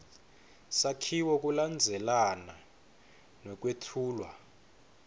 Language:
Swati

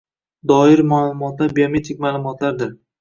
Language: Uzbek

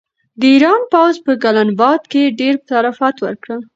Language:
Pashto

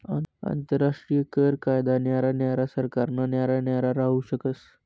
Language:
Marathi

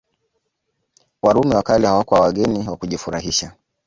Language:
Swahili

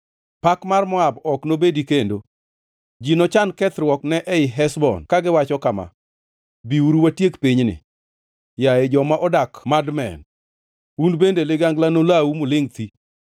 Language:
Luo (Kenya and Tanzania)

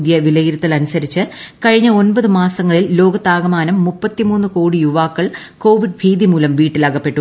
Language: Malayalam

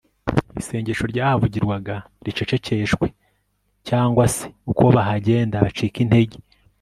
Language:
Kinyarwanda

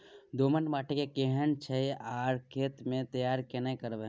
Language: Maithili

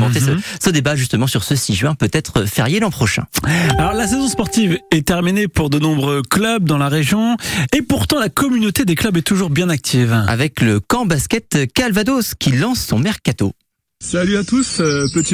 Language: French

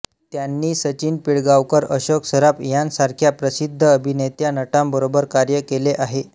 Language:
Marathi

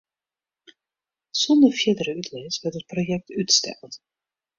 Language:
Western Frisian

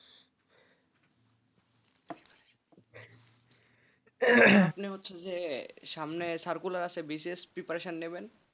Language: Bangla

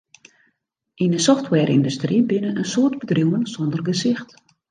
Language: Western Frisian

